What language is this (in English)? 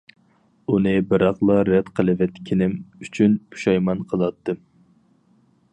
Uyghur